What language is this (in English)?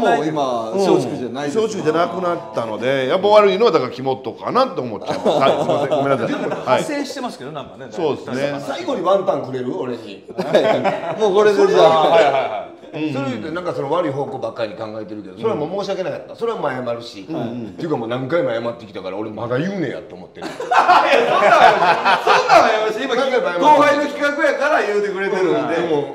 Japanese